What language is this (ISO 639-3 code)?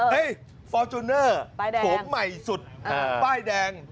tha